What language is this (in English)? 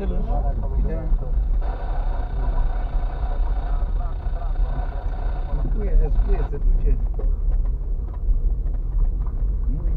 Romanian